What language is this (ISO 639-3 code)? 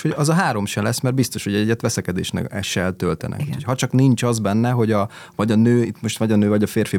hun